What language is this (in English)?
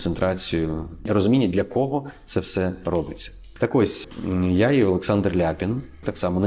Ukrainian